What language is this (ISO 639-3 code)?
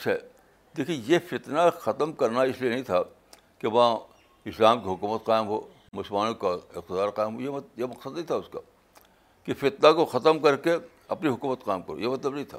urd